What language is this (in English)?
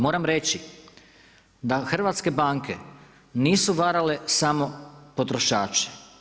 Croatian